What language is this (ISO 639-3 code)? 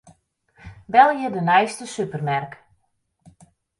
fry